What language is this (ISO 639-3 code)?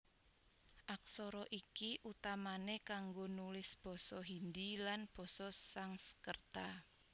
jav